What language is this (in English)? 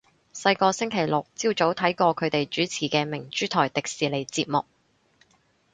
Cantonese